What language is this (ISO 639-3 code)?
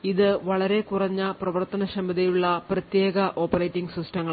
mal